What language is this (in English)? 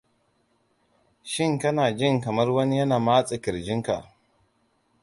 Hausa